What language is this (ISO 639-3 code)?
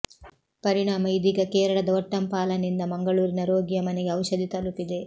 kan